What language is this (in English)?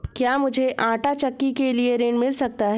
Hindi